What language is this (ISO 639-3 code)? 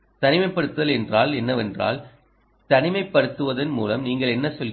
tam